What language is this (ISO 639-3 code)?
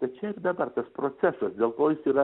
lit